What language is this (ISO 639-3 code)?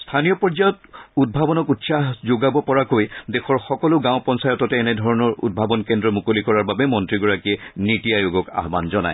asm